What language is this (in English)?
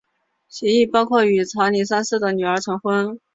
Chinese